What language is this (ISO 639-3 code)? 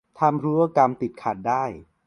tha